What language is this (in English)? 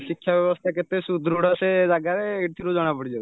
Odia